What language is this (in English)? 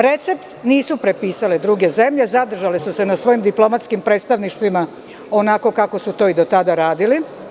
Serbian